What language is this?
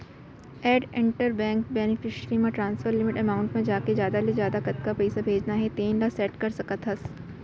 Chhattisgarhi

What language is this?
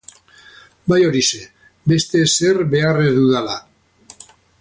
Basque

